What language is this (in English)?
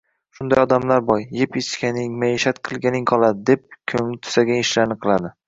Uzbek